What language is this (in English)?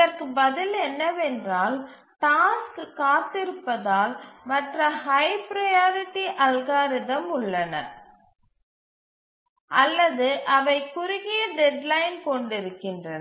Tamil